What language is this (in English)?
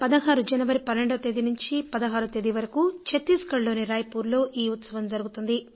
Telugu